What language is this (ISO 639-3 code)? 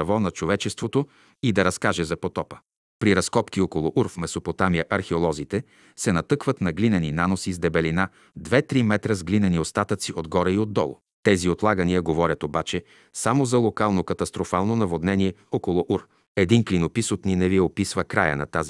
bul